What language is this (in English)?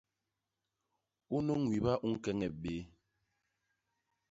Basaa